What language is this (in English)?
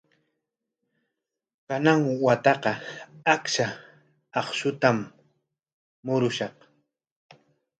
Corongo Ancash Quechua